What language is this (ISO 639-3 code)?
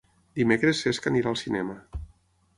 cat